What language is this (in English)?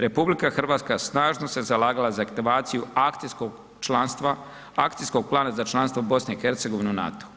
Croatian